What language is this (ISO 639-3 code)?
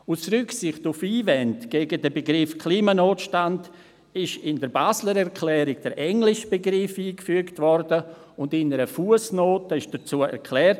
gsw